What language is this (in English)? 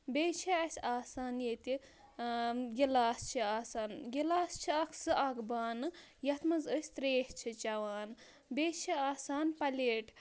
Kashmiri